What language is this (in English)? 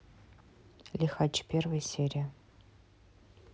Russian